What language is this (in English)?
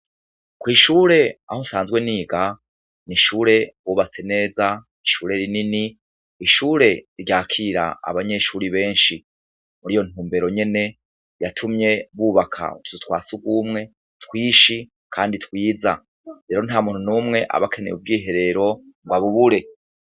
Rundi